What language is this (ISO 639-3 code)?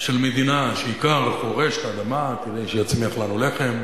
heb